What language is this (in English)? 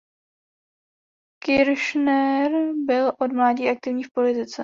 Czech